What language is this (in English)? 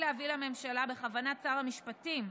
Hebrew